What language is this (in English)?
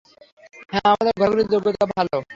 Bangla